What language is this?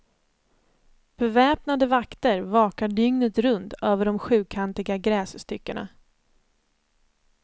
Swedish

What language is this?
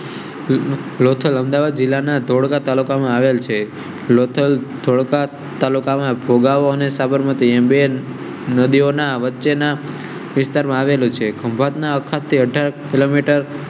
Gujarati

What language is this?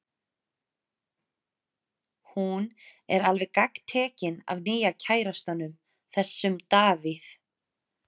Icelandic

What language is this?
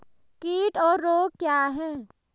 Hindi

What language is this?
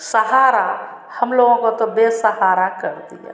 Hindi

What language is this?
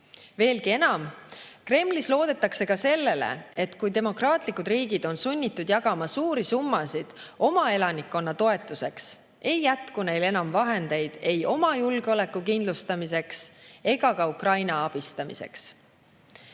Estonian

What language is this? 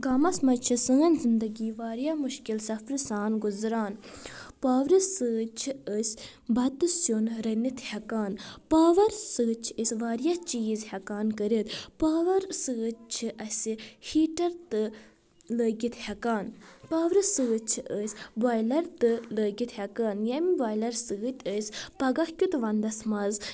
Kashmiri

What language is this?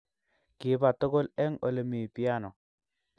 Kalenjin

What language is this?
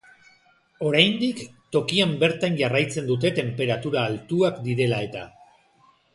Basque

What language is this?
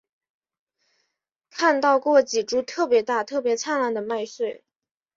Chinese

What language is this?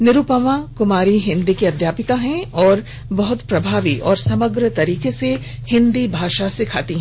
Hindi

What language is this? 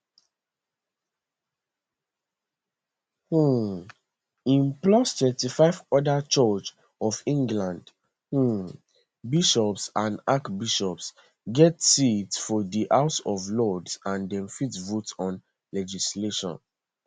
Nigerian Pidgin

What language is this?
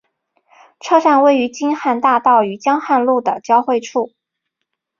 Chinese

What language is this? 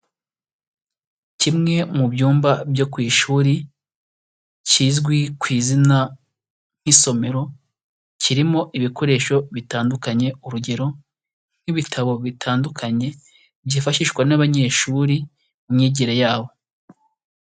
Kinyarwanda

